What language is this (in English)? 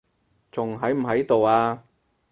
Cantonese